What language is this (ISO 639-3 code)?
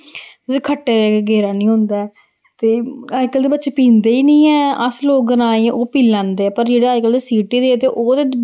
doi